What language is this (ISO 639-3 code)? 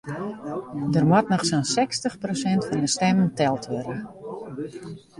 fry